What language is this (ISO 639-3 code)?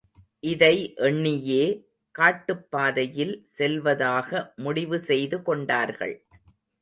tam